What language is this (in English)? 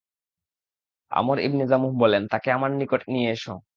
Bangla